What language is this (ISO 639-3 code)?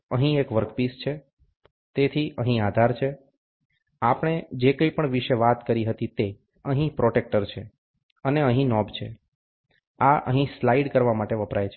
guj